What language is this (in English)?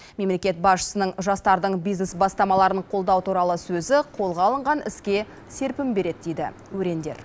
Kazakh